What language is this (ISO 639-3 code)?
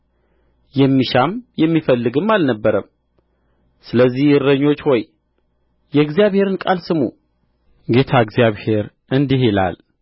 amh